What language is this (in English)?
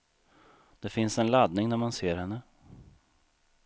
Swedish